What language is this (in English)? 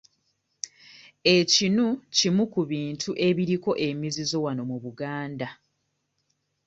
Ganda